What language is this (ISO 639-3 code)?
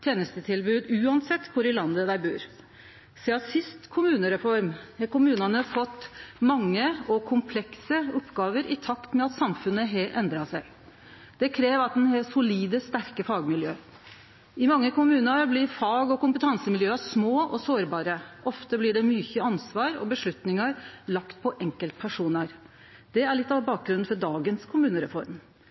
nno